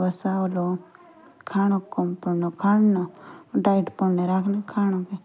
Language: Jaunsari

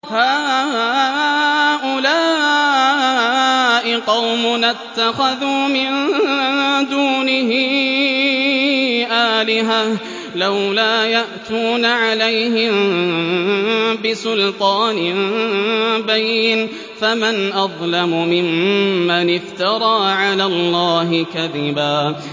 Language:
Arabic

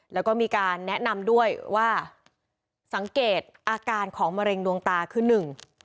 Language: Thai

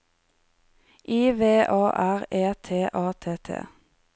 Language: Norwegian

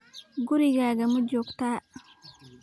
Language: Somali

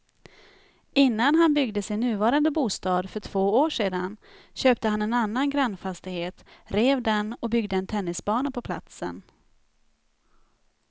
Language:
Swedish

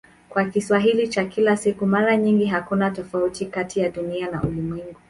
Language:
Swahili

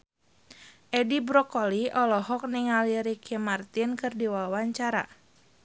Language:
Sundanese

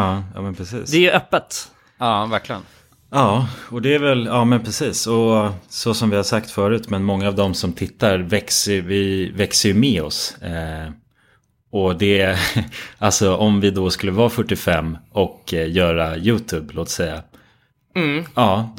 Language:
Swedish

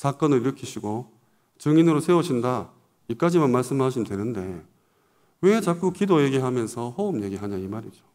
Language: Korean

